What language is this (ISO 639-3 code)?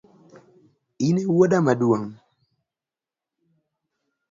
luo